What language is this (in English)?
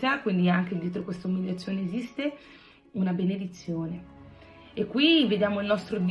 Italian